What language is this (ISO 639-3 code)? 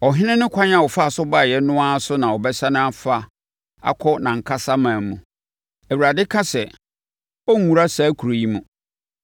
aka